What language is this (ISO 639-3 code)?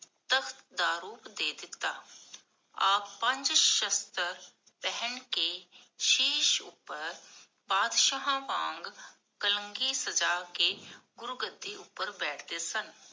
pan